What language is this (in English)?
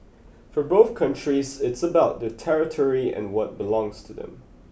English